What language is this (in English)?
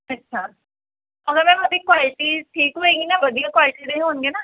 Punjabi